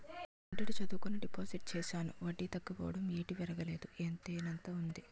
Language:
Telugu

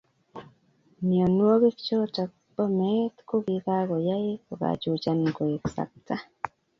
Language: Kalenjin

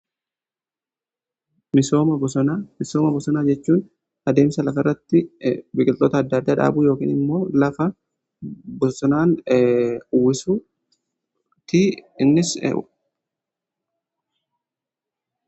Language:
Oromo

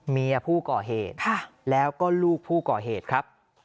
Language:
Thai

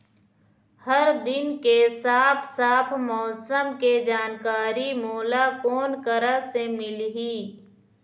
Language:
Chhattisgarhi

